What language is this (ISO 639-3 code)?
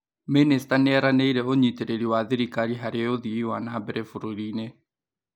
kik